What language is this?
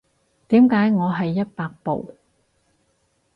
Cantonese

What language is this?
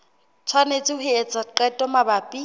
Southern Sotho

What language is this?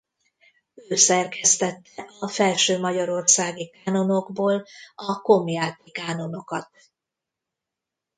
Hungarian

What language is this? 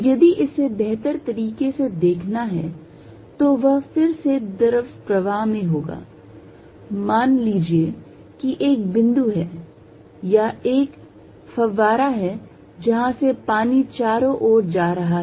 Hindi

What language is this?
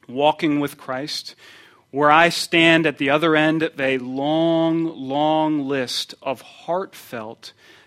English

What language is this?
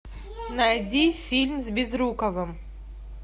Russian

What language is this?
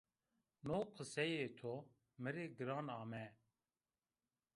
Zaza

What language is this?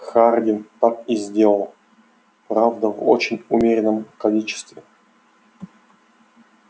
Russian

